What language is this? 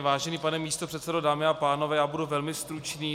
Czech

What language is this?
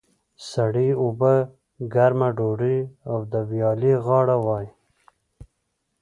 Pashto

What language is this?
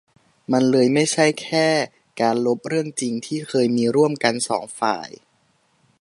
Thai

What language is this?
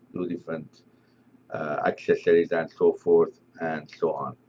English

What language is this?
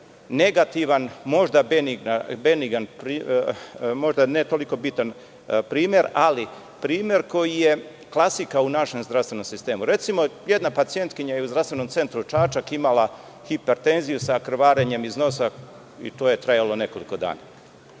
Serbian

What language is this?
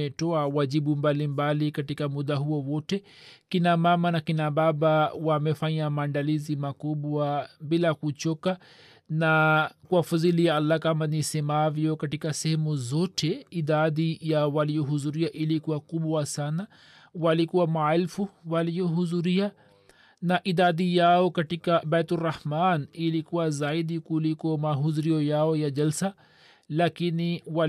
Swahili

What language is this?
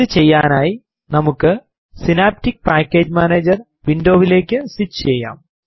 Malayalam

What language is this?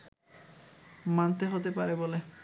Bangla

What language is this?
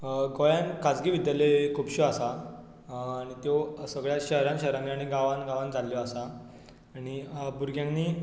Konkani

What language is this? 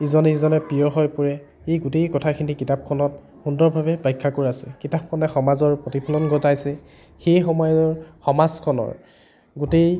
Assamese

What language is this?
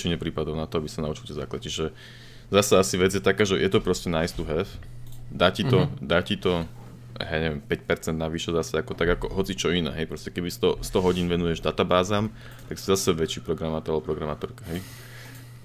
Slovak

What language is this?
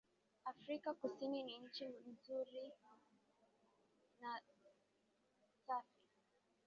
Swahili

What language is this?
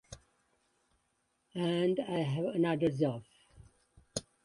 English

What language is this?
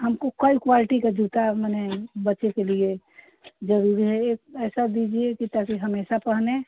Hindi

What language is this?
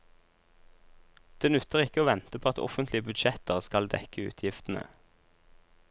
Norwegian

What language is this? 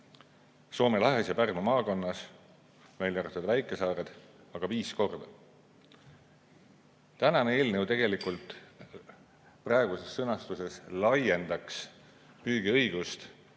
Estonian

